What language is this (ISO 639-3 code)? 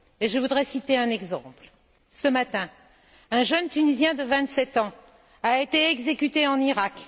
fra